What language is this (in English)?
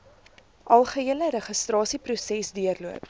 Afrikaans